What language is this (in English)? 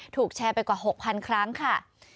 Thai